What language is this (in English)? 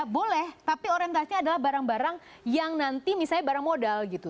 Indonesian